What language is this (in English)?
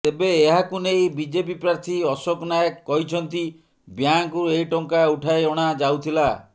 Odia